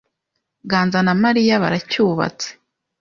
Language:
Kinyarwanda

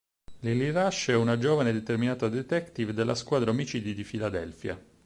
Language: Italian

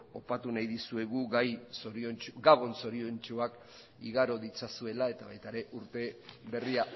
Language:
Basque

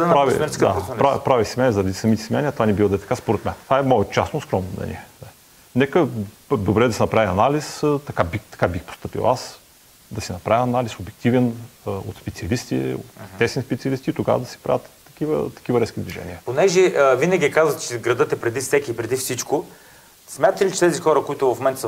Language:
Bulgarian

